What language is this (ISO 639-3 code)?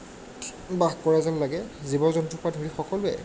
asm